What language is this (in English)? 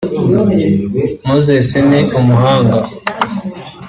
Kinyarwanda